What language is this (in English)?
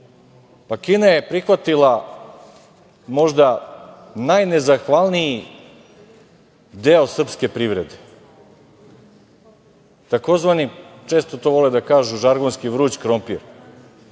Serbian